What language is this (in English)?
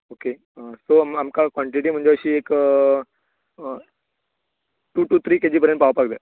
Konkani